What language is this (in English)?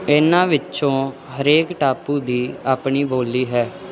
Punjabi